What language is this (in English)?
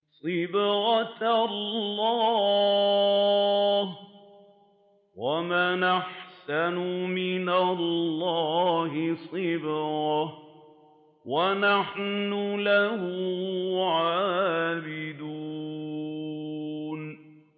Arabic